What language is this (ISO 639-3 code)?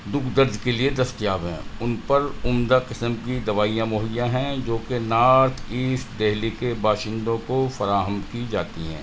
urd